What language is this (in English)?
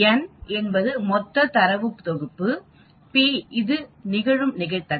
Tamil